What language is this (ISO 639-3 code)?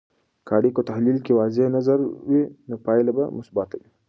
pus